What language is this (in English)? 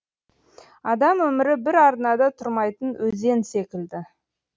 Kazakh